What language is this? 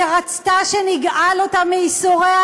Hebrew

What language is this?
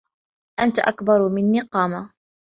Arabic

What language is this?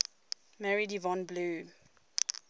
English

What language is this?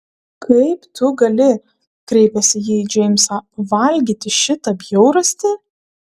Lithuanian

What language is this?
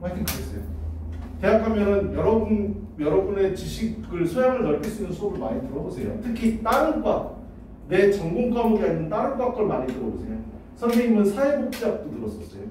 Korean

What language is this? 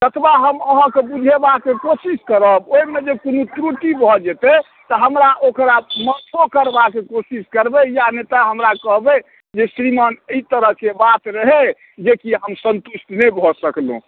Maithili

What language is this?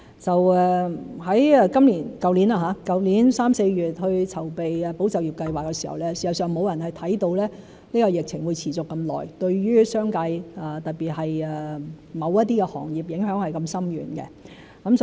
Cantonese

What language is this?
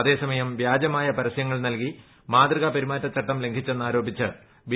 Malayalam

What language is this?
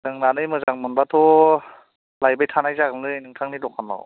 Bodo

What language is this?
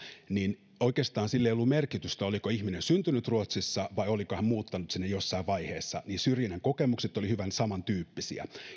Finnish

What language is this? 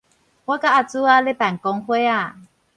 Min Nan Chinese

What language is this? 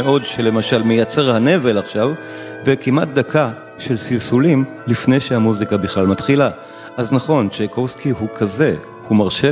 Hebrew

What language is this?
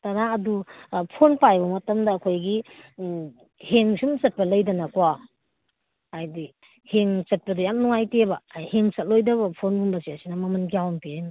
Manipuri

